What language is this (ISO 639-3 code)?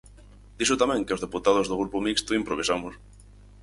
glg